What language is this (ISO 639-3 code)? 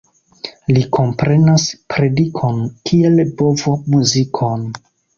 epo